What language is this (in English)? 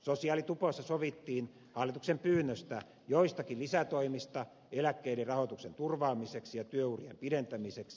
Finnish